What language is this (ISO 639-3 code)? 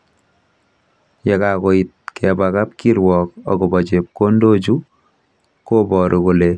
kln